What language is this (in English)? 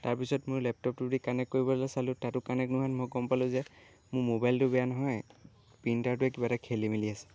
Assamese